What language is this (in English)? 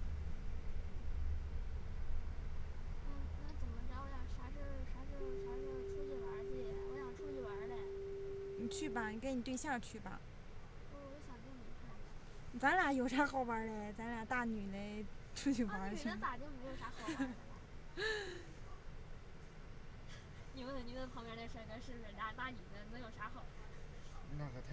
Chinese